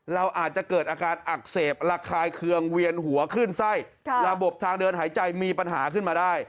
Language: Thai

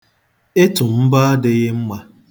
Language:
Igbo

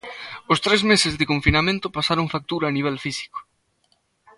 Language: Galician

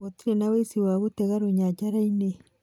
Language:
Kikuyu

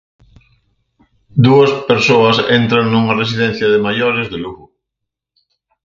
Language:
Galician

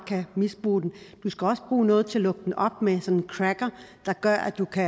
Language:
Danish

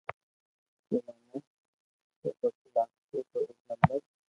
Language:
Loarki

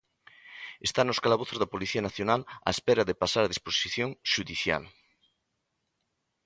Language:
Galician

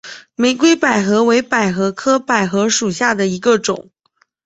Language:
Chinese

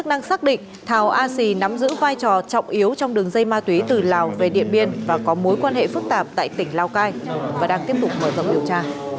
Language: Vietnamese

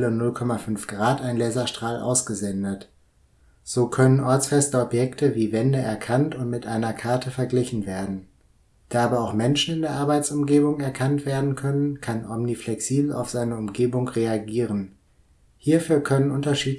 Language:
German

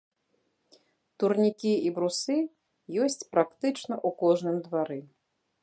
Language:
Belarusian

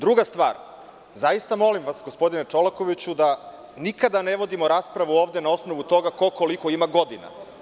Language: Serbian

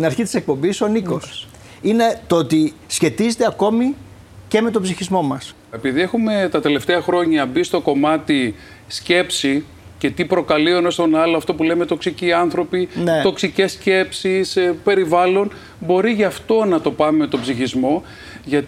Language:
Greek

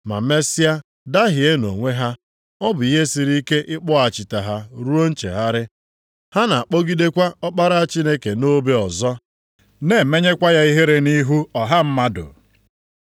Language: Igbo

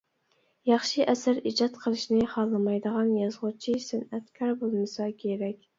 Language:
Uyghur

